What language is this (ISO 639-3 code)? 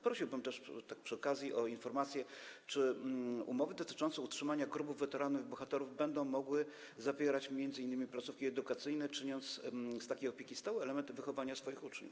pol